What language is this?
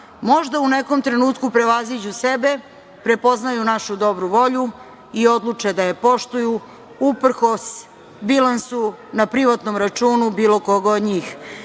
Serbian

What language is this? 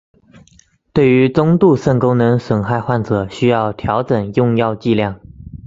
Chinese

